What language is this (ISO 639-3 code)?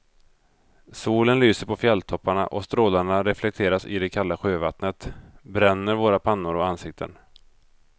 swe